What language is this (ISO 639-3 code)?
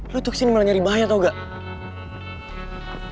ind